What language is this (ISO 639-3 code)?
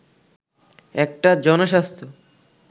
ben